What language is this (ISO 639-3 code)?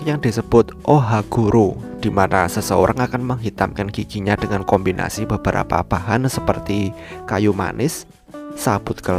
ind